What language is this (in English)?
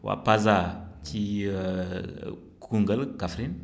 Wolof